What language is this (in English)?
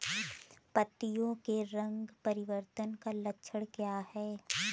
Hindi